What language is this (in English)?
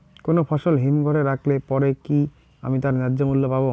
Bangla